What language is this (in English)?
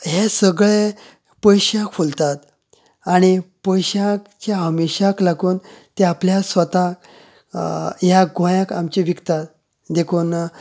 Konkani